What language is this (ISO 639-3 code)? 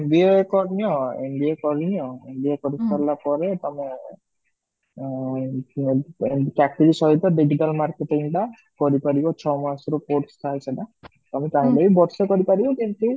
ori